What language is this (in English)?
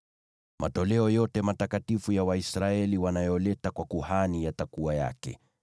Swahili